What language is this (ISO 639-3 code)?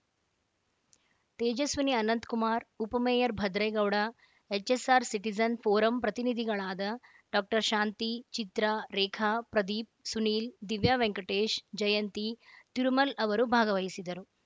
kan